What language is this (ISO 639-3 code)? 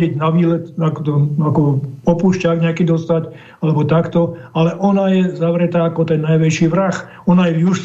slk